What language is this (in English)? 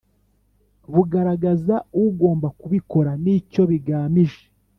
Kinyarwanda